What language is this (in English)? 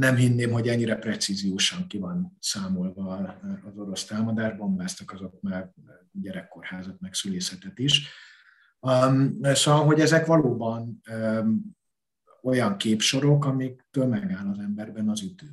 Hungarian